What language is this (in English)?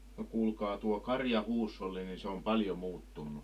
Finnish